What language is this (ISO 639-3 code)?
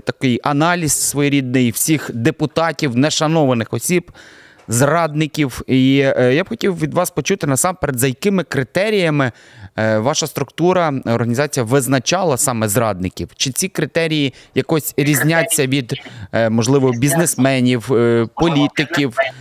ukr